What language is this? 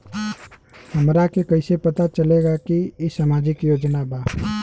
Bhojpuri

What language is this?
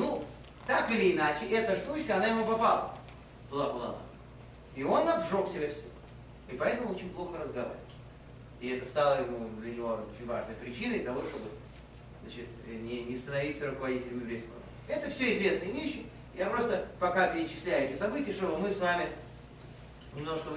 Russian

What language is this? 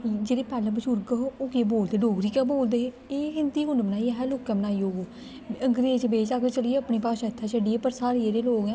Dogri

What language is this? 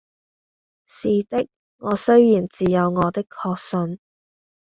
Cantonese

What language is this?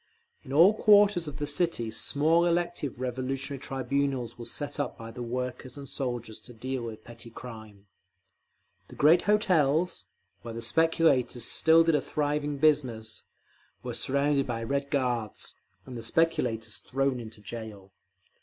English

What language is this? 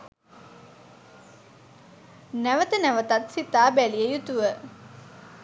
Sinhala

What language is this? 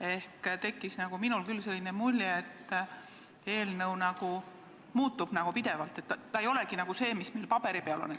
Estonian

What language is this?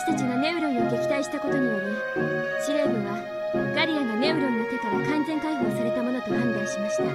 Japanese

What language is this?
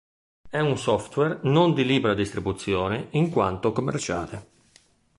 Italian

